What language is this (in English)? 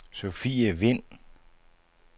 Danish